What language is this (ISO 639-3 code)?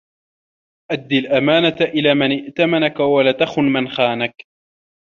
ara